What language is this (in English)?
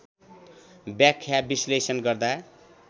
Nepali